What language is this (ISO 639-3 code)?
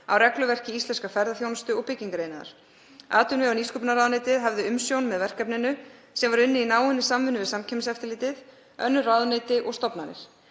isl